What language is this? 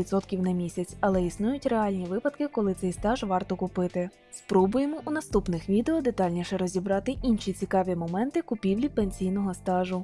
Ukrainian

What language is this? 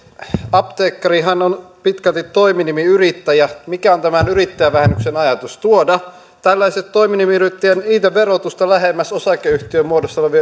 Finnish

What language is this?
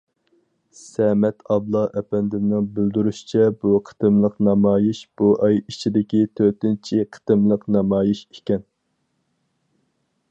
Uyghur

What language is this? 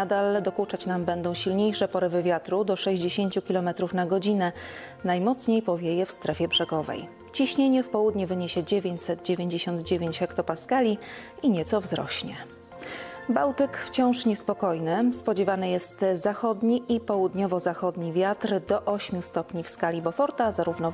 Polish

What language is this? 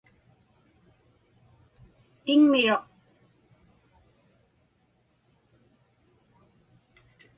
Inupiaq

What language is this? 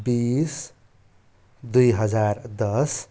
Nepali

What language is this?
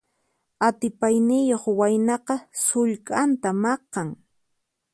Puno Quechua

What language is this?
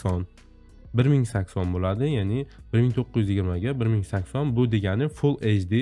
Turkish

